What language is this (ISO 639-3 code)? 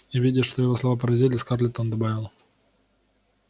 rus